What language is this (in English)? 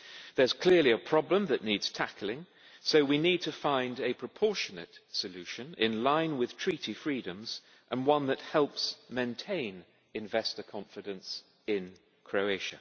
English